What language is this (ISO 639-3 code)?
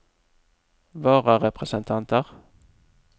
nor